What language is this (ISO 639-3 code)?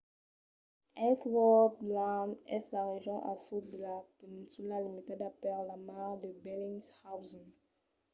oci